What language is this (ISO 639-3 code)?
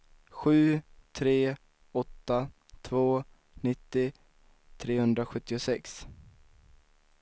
swe